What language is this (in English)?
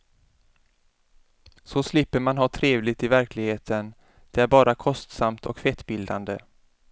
Swedish